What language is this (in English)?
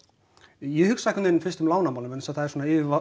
Icelandic